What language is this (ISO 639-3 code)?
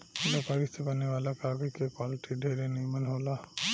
bho